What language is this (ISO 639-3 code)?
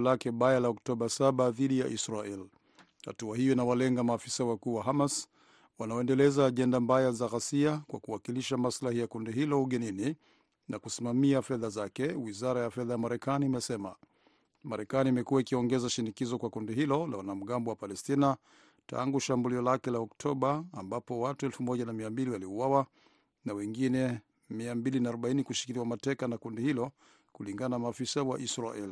swa